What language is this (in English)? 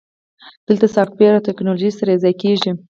Pashto